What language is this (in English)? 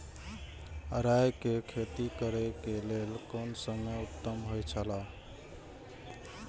Maithili